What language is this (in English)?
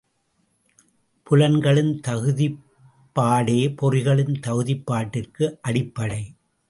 Tamil